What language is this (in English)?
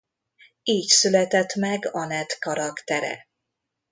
Hungarian